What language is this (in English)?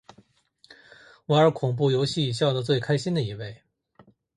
Chinese